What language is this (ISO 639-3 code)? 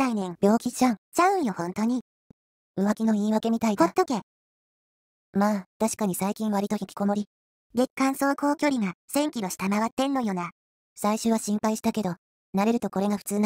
jpn